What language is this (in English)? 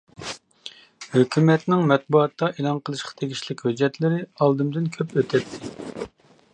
Uyghur